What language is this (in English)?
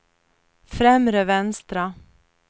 Swedish